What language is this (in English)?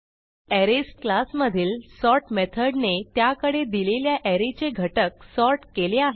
Marathi